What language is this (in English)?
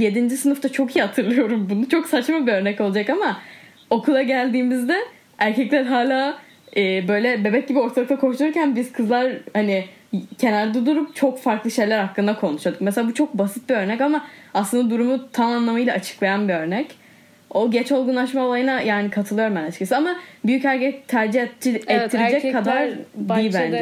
Turkish